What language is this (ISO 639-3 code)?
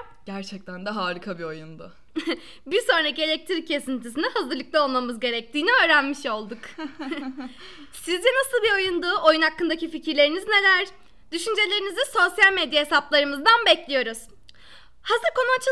tur